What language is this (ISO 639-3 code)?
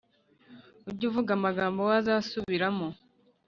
kin